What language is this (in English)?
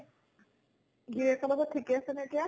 Assamese